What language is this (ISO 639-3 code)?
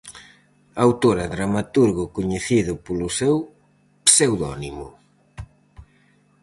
glg